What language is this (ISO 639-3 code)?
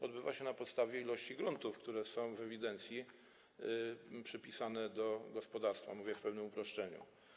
pol